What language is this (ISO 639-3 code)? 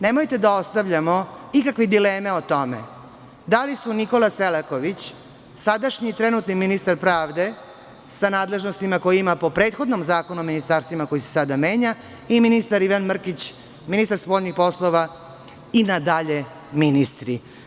srp